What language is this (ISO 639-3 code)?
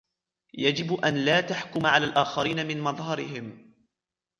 ara